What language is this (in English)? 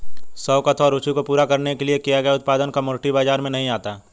Hindi